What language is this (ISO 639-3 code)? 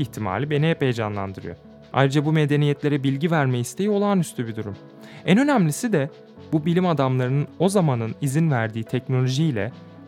tur